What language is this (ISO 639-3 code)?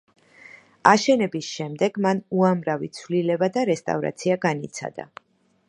kat